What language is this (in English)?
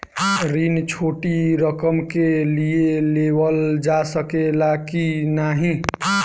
Bhojpuri